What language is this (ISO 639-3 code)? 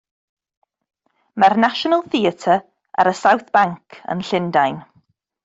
cym